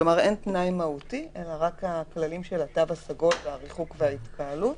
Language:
Hebrew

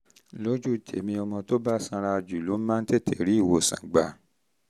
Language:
Yoruba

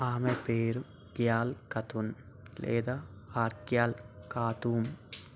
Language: Telugu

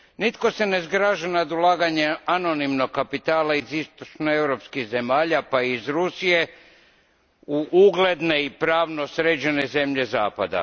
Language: Croatian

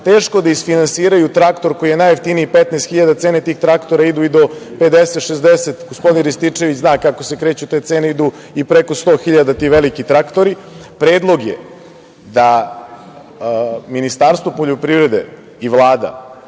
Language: Serbian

